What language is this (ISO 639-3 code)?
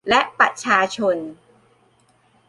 tha